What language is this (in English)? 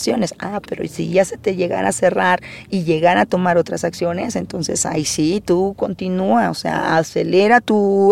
Spanish